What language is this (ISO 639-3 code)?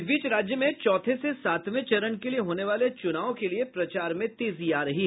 hin